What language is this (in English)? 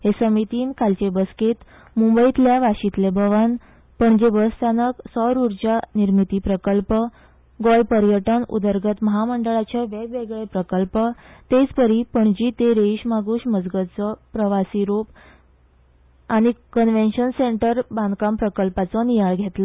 Konkani